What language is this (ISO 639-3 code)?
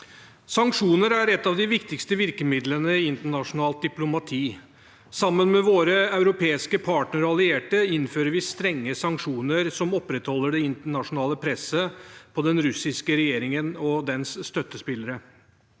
nor